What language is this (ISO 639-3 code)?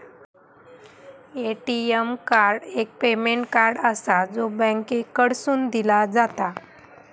mar